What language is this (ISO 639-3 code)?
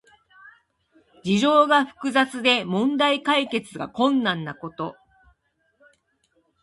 jpn